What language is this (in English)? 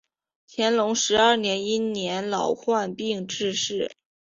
Chinese